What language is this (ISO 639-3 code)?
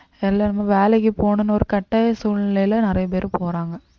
tam